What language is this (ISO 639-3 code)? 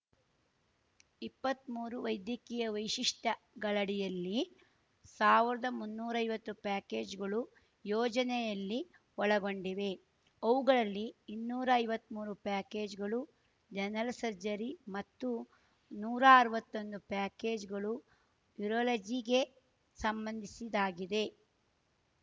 kan